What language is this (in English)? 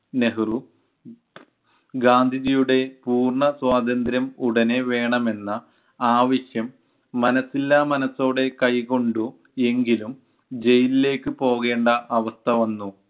Malayalam